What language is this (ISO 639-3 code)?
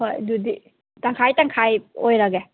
mni